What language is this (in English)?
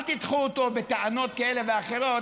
Hebrew